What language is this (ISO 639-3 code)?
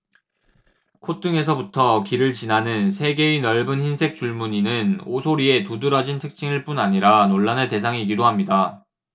kor